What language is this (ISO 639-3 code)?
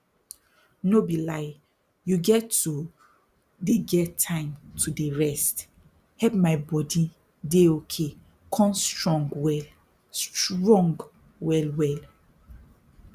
pcm